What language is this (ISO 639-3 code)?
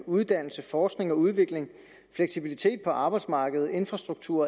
dan